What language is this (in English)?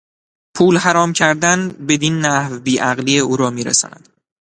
Persian